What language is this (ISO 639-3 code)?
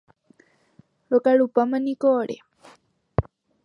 grn